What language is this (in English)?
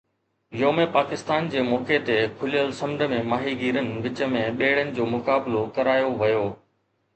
Sindhi